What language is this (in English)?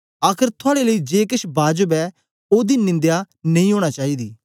Dogri